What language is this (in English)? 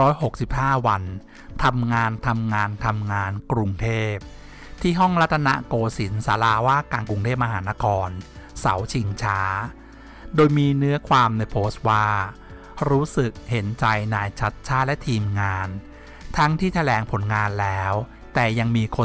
Thai